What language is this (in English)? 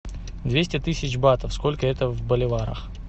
Russian